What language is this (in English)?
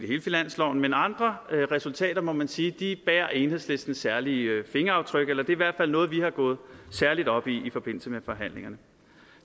Danish